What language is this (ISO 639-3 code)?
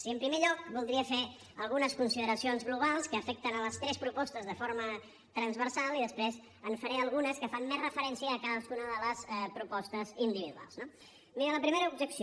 cat